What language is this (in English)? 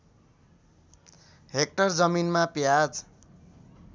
Nepali